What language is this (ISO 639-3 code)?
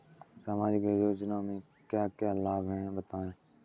hin